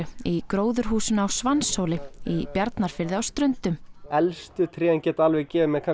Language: Icelandic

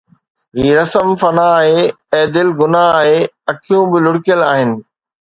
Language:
Sindhi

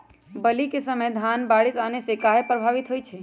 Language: Magahi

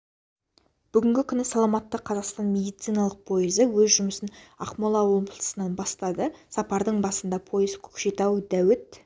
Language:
Kazakh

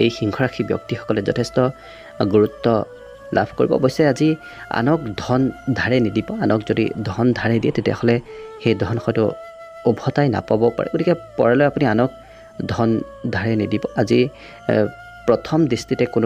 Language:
Korean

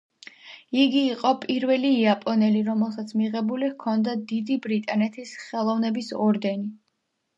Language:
Georgian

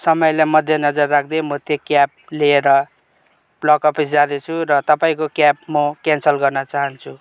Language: Nepali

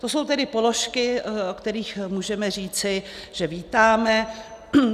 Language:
Czech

